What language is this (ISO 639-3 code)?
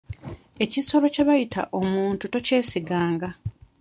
lug